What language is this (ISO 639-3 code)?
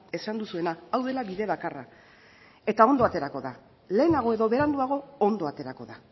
eus